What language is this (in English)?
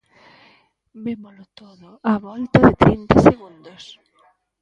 Galician